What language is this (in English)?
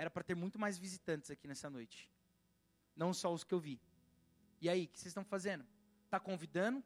Portuguese